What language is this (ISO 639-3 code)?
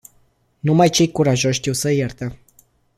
ron